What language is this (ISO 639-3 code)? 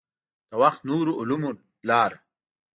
pus